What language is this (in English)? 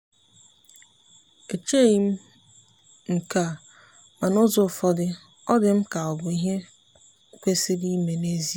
Igbo